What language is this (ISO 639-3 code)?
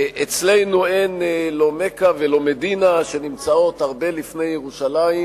heb